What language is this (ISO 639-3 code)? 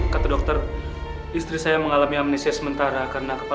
ind